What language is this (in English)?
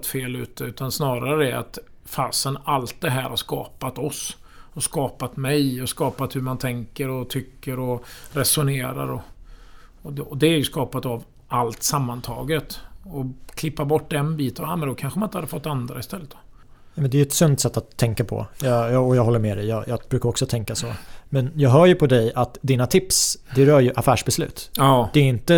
Swedish